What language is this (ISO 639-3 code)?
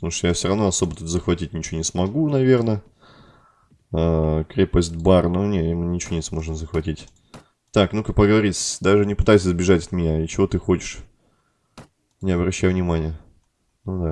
rus